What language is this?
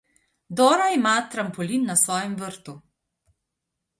Slovenian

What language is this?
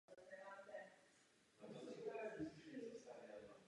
Czech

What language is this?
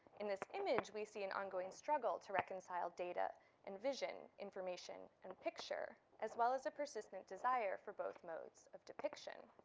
English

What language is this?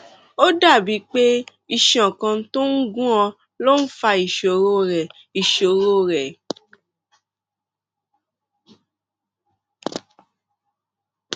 Yoruba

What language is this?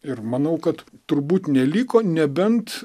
Lithuanian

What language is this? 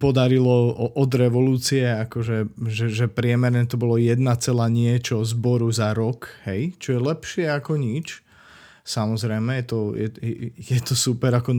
Slovak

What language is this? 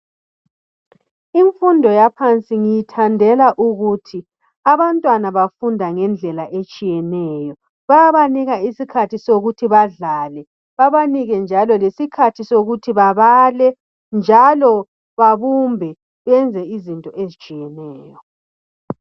North Ndebele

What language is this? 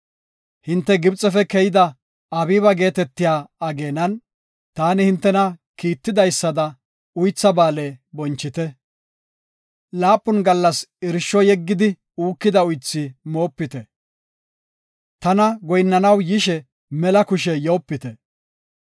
Gofa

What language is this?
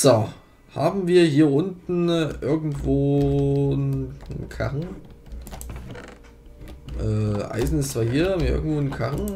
German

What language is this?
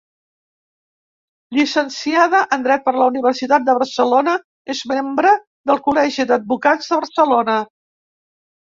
Catalan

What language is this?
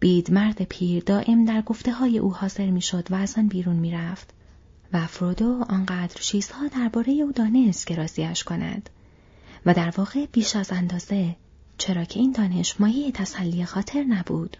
Persian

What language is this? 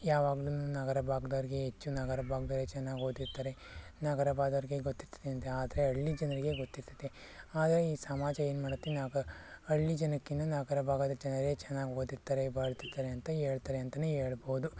Kannada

